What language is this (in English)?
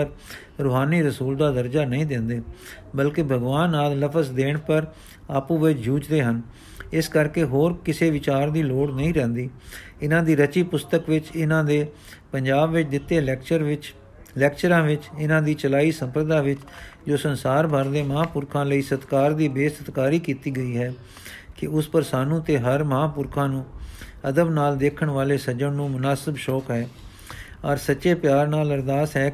Punjabi